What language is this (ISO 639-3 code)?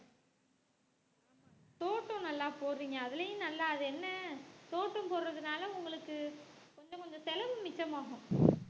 tam